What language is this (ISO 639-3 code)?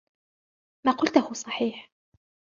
ara